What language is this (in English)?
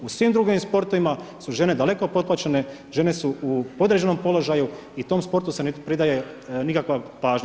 Croatian